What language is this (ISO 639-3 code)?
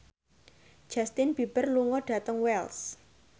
jav